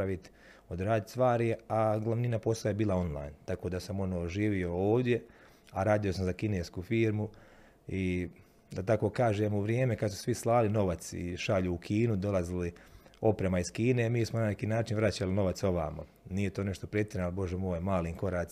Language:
Croatian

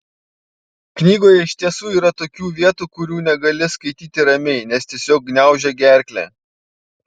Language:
Lithuanian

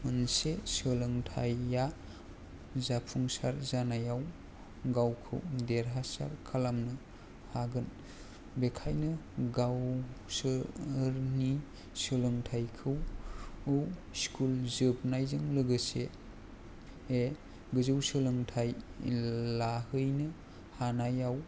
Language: Bodo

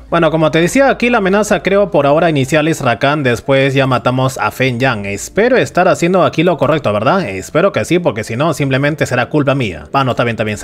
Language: Spanish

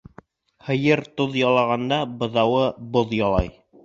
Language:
Bashkir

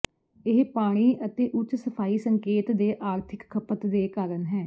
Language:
Punjabi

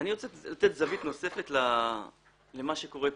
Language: Hebrew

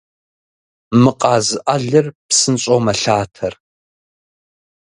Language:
Kabardian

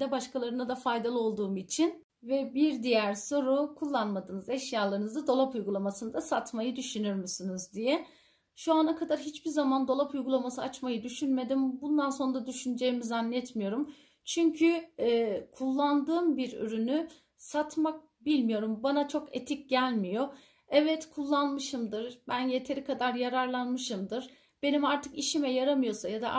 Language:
Turkish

